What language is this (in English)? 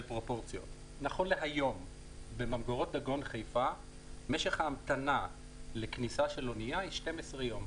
Hebrew